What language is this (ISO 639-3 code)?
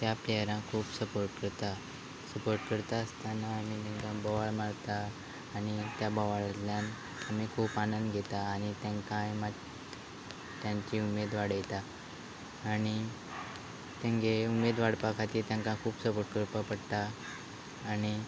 kok